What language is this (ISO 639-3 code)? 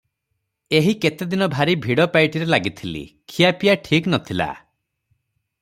ori